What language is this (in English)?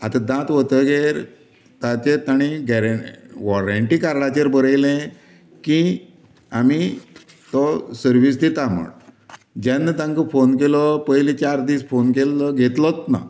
Konkani